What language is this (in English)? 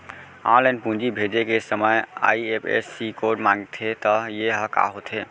Chhattisgarhi